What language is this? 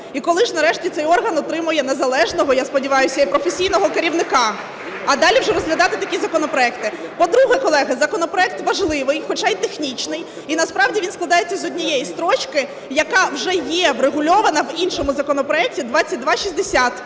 Ukrainian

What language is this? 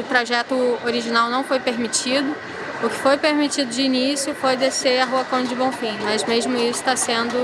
Portuguese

